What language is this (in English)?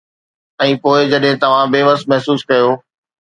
Sindhi